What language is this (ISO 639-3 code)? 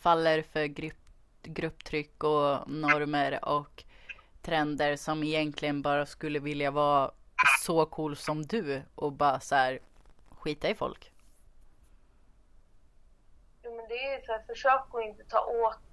swe